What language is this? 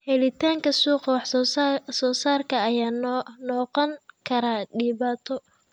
Somali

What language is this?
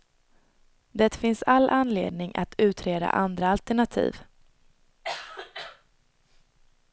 Swedish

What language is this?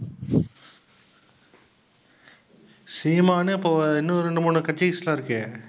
Tamil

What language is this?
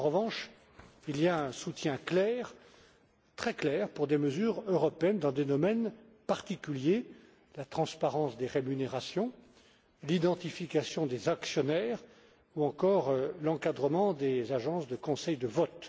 French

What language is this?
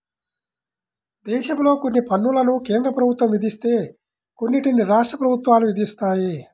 Telugu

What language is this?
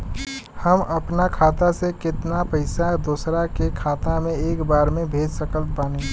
Bhojpuri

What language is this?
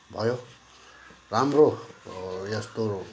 Nepali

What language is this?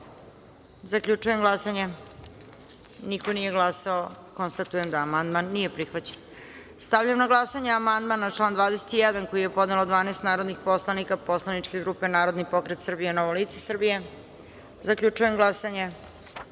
Serbian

